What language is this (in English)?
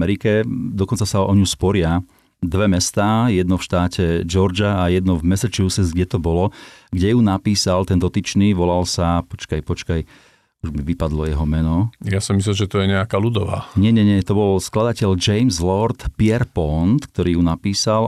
Slovak